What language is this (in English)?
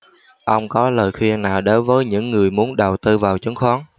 Vietnamese